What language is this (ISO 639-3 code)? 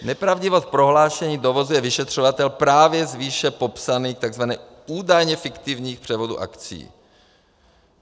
ces